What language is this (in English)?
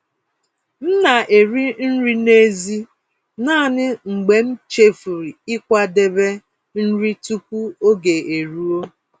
Igbo